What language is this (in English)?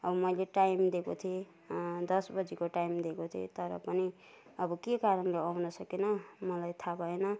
Nepali